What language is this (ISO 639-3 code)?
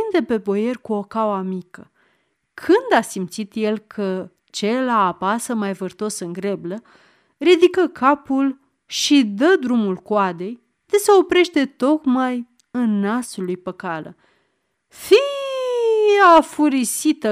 ron